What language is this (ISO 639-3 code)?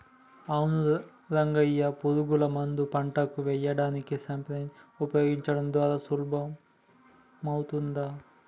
tel